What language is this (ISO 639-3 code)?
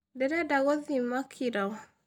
kik